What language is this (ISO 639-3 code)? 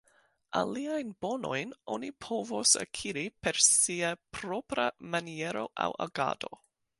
epo